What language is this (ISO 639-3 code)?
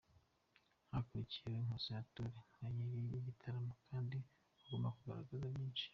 kin